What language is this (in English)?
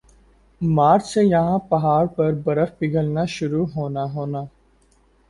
Urdu